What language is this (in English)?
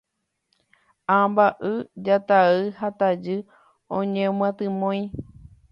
Guarani